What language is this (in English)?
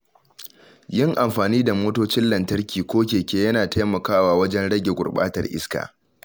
Hausa